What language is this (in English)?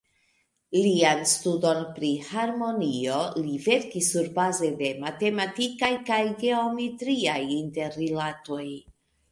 Esperanto